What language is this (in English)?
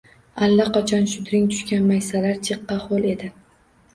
Uzbek